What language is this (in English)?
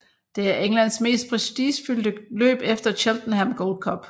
Danish